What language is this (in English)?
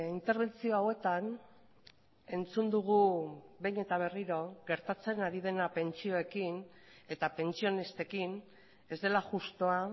Basque